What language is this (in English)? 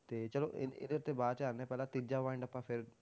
Punjabi